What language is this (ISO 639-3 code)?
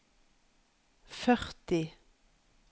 nor